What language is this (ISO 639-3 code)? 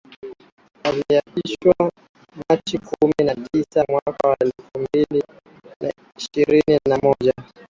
swa